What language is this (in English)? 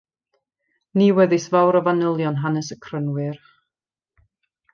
Welsh